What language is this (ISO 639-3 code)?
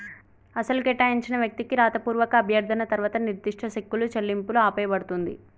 tel